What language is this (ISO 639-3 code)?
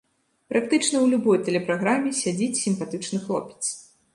bel